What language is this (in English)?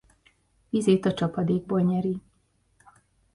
Hungarian